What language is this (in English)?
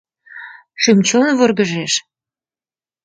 Mari